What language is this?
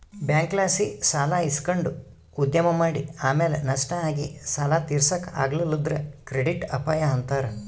Kannada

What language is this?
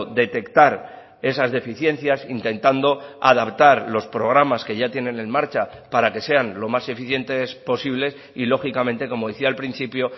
Spanish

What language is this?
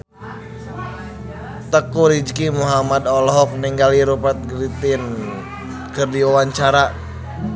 Sundanese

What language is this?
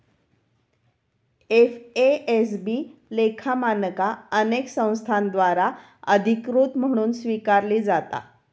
Marathi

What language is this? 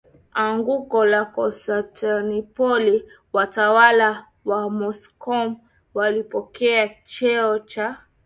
Swahili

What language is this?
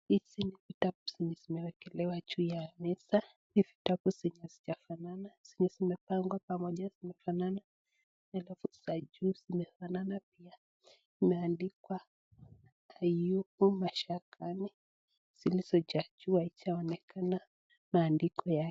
Swahili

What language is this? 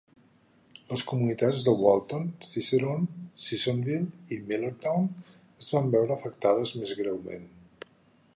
Catalan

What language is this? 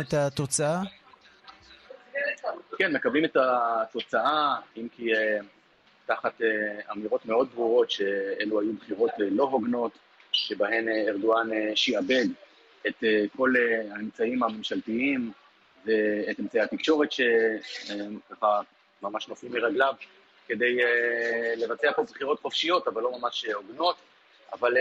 Hebrew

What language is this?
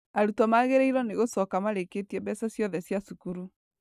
Kikuyu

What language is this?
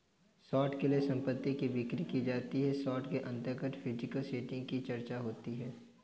Hindi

